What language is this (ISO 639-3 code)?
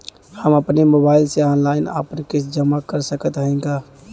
bho